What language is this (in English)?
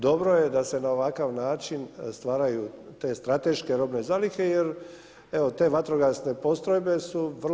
Croatian